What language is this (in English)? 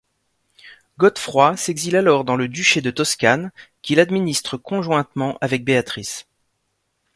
French